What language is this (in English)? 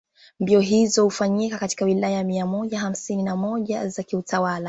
Swahili